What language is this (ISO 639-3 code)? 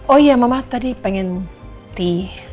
ind